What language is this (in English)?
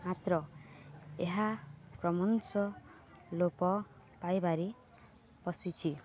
Odia